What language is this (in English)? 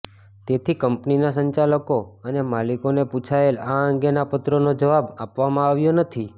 Gujarati